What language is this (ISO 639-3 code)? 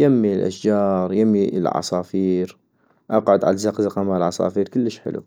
ayp